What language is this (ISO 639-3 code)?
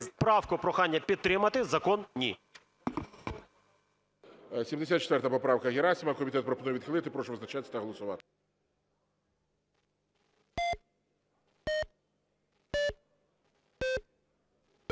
ukr